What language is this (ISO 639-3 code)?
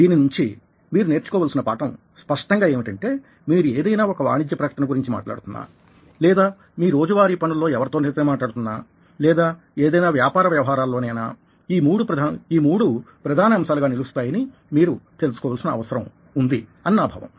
tel